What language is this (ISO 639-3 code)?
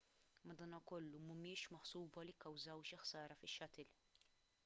mlt